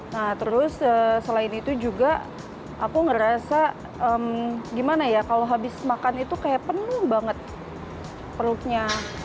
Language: Indonesian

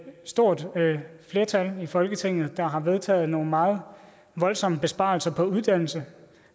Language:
Danish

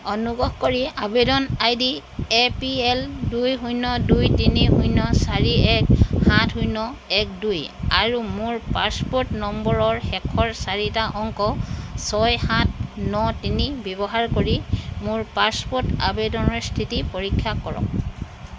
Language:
Assamese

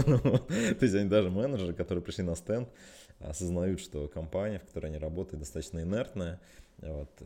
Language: Russian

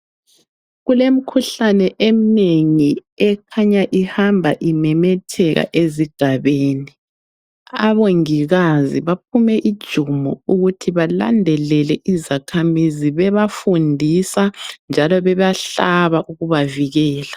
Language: North Ndebele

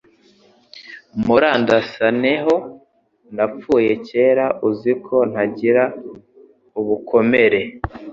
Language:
Kinyarwanda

